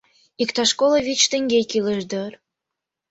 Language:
Mari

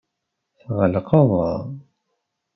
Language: Kabyle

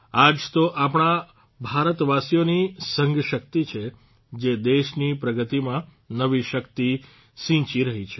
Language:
Gujarati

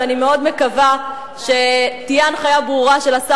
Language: Hebrew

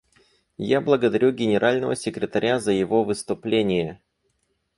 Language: Russian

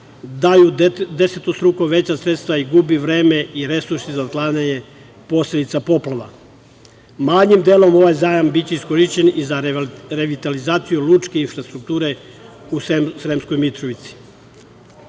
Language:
Serbian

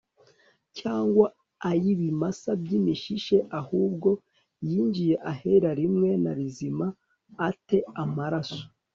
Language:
Kinyarwanda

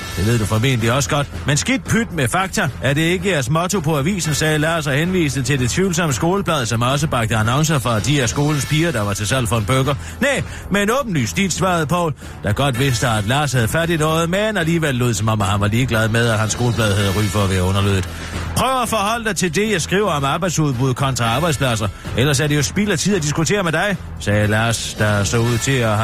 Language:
Danish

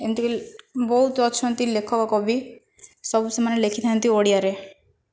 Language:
Odia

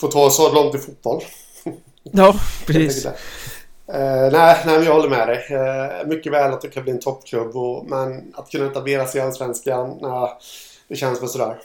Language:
Swedish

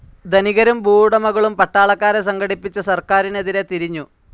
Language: Malayalam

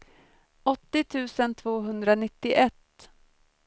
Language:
Swedish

